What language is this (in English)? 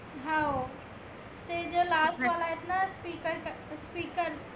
Marathi